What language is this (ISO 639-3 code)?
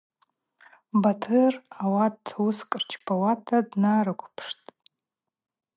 abq